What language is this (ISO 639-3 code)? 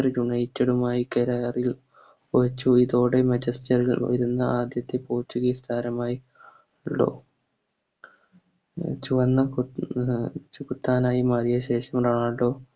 mal